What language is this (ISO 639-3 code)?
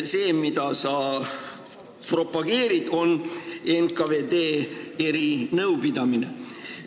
est